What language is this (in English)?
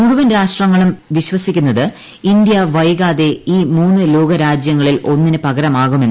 Malayalam